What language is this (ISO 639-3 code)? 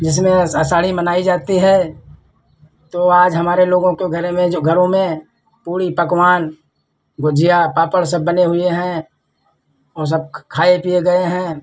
hin